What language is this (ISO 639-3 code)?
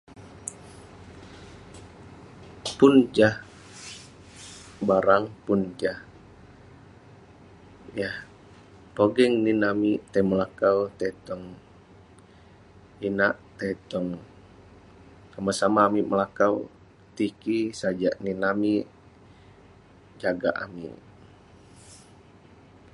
pne